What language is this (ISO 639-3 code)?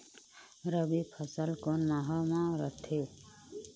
hne